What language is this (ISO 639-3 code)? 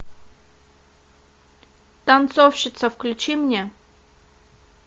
rus